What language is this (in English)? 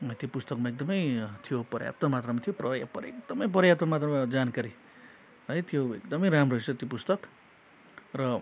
Nepali